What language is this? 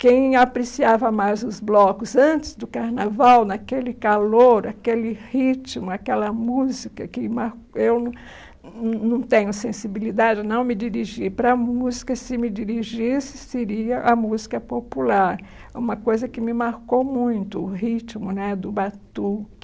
Portuguese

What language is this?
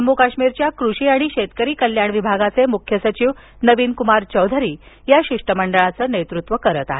Marathi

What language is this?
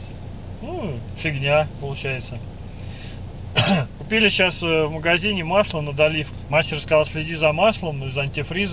Russian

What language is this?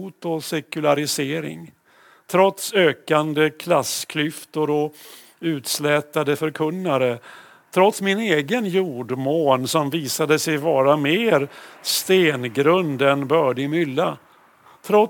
Swedish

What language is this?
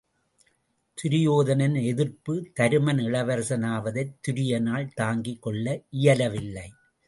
Tamil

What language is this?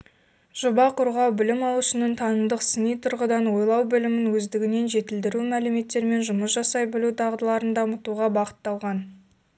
Kazakh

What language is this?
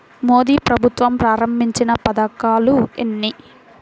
Telugu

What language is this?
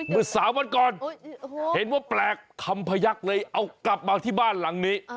Thai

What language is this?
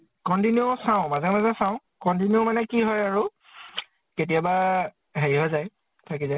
Assamese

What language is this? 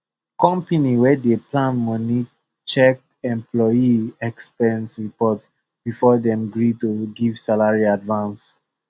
Nigerian Pidgin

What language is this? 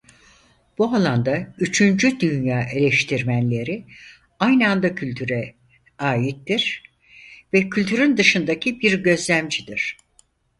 Turkish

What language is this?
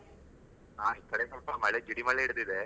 Kannada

